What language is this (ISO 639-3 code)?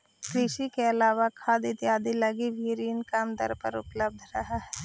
mag